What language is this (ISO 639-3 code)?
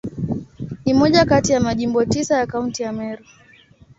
swa